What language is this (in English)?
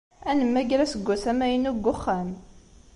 Kabyle